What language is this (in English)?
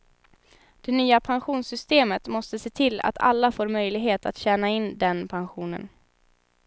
Swedish